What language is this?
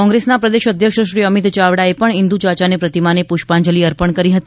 Gujarati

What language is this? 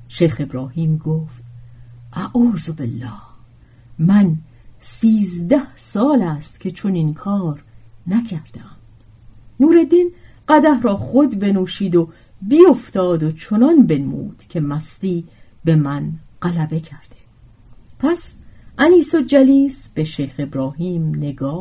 Persian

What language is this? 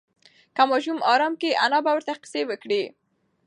Pashto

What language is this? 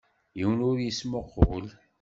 Kabyle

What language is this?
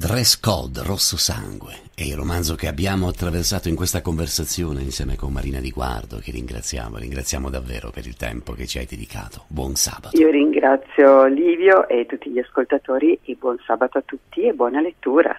Italian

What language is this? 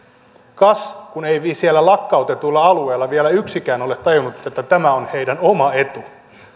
Finnish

